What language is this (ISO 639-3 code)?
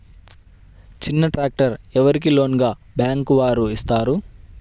tel